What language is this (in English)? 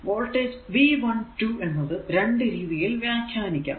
Malayalam